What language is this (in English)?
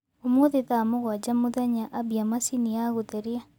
Kikuyu